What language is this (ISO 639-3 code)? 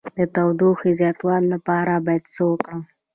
pus